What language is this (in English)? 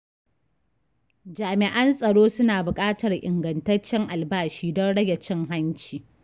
Hausa